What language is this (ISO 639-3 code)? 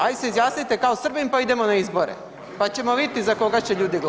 hrv